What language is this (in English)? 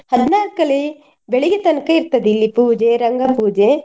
Kannada